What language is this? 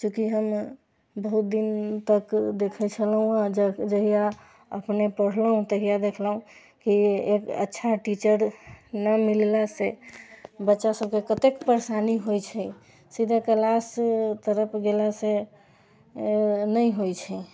Maithili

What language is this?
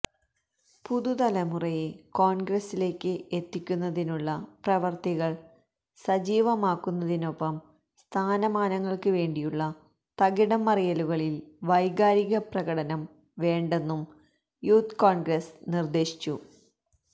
Malayalam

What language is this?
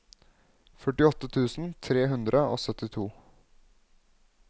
Norwegian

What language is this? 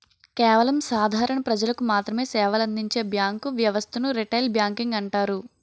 Telugu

